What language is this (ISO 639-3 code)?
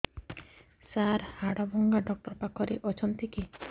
ori